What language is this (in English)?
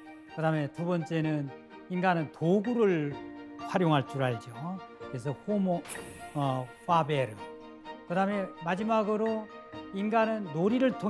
Korean